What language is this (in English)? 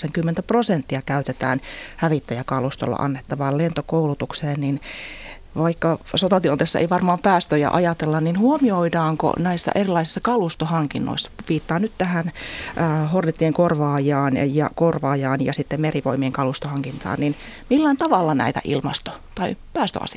Finnish